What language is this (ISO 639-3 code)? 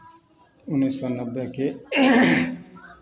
mai